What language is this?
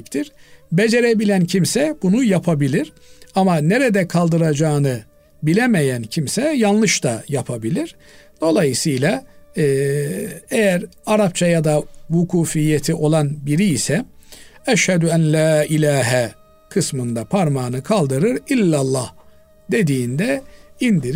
Turkish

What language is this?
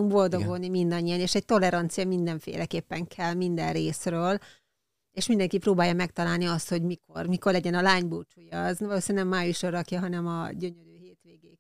Hungarian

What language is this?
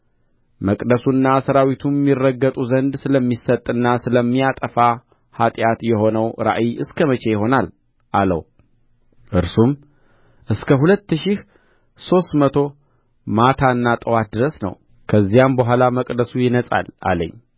Amharic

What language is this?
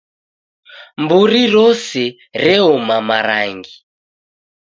Taita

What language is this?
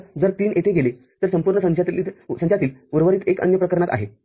Marathi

